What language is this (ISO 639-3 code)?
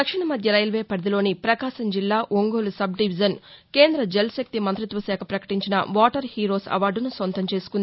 tel